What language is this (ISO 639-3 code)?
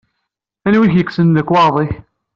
kab